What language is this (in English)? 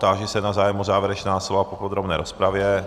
Czech